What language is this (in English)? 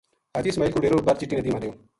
Gujari